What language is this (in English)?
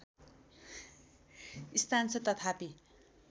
Nepali